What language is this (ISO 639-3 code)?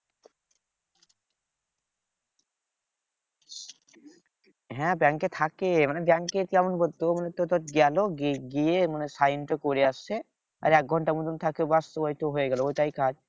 ben